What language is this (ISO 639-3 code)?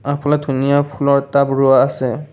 asm